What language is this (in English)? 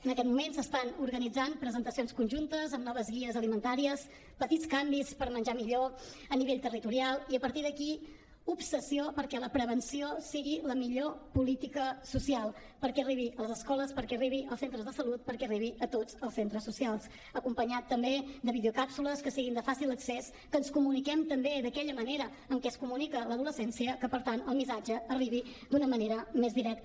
Catalan